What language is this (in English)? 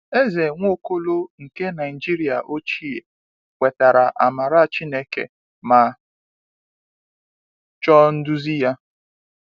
Igbo